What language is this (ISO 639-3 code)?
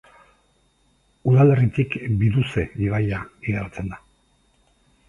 eus